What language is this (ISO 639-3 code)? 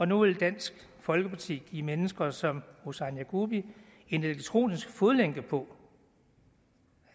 dan